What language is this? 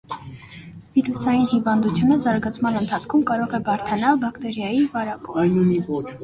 Armenian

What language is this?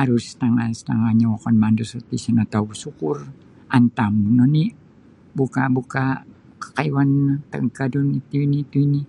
Sabah Bisaya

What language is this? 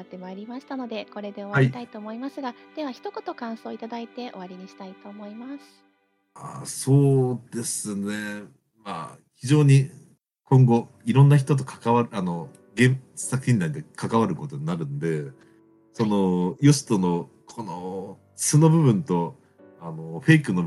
Japanese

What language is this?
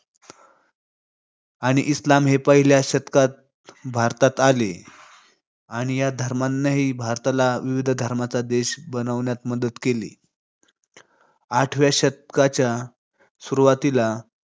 Marathi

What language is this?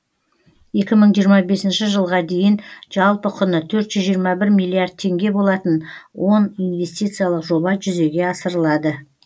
Kazakh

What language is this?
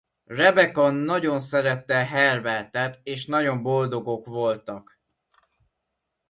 Hungarian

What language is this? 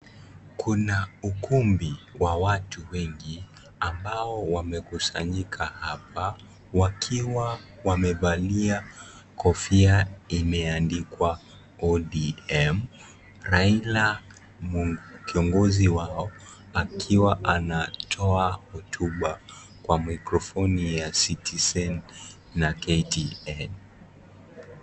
Swahili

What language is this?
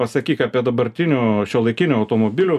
Lithuanian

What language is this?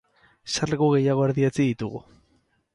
Basque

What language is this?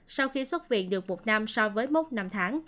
Vietnamese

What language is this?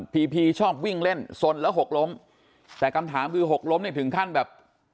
Thai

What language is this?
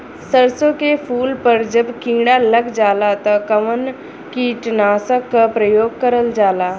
Bhojpuri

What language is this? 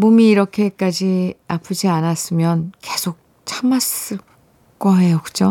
Korean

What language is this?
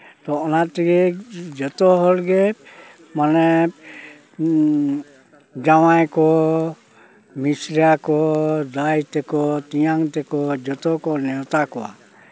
Santali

